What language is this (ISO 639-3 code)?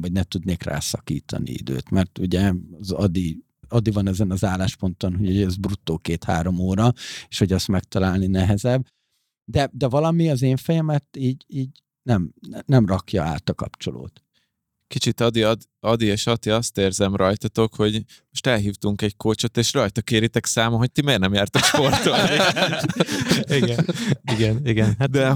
hun